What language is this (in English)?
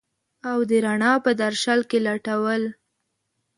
Pashto